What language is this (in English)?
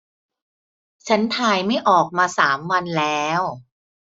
Thai